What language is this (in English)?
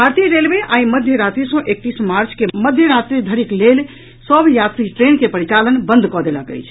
Maithili